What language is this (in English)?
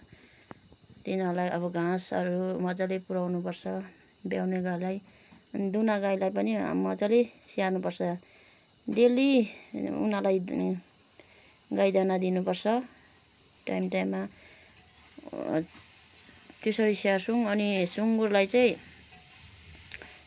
Nepali